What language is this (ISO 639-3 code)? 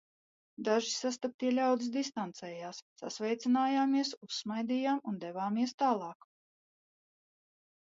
lav